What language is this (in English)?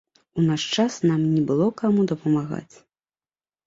Belarusian